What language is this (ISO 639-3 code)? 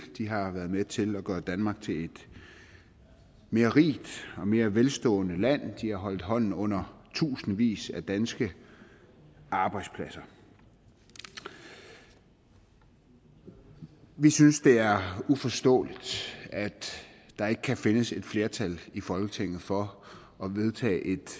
dan